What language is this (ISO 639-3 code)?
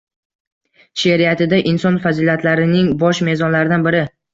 uzb